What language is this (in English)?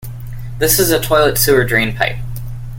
English